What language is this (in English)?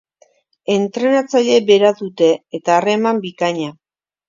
Basque